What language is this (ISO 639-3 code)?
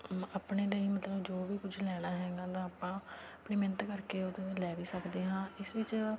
pan